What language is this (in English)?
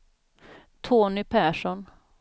Swedish